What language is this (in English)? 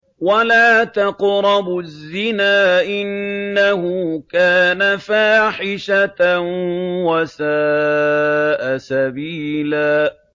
Arabic